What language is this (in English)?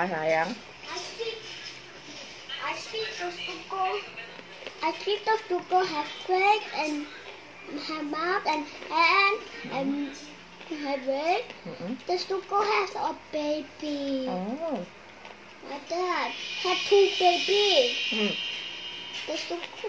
Indonesian